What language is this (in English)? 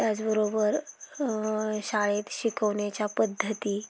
Marathi